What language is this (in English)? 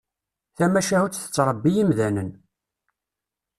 Kabyle